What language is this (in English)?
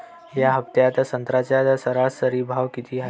Marathi